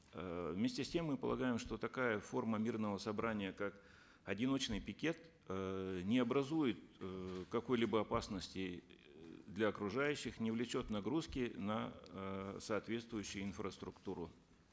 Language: Kazakh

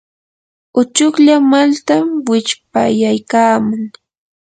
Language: Yanahuanca Pasco Quechua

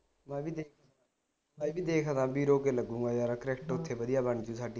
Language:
Punjabi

